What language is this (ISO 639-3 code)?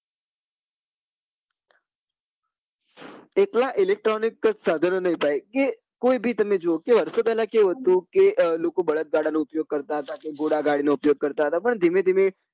guj